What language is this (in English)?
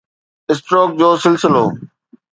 Sindhi